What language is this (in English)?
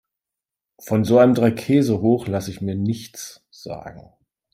German